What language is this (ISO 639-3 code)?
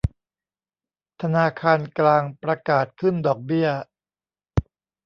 tha